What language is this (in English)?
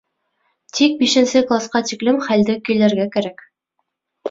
Bashkir